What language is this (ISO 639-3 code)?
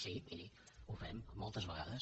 cat